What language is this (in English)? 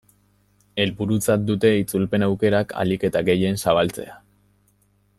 Basque